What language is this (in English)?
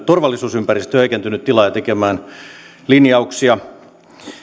Finnish